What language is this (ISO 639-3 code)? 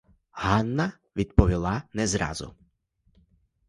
ukr